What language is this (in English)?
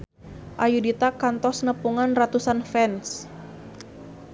Sundanese